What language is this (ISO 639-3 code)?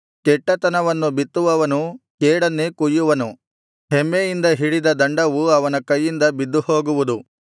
kan